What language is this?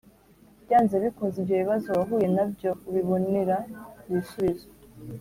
Kinyarwanda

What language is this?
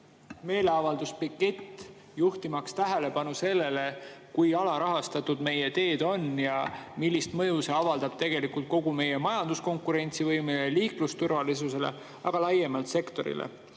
Estonian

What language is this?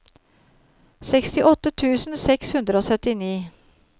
Norwegian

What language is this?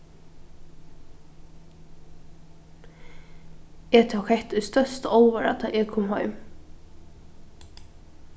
Faroese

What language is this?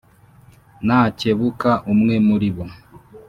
Kinyarwanda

